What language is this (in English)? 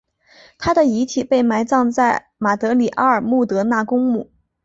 Chinese